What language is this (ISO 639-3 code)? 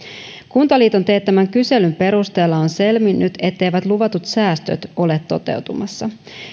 fin